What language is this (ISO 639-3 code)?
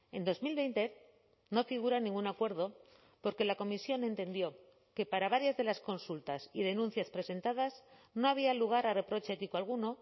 spa